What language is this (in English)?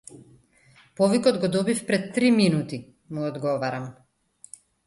Macedonian